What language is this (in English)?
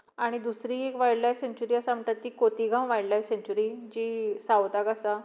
Konkani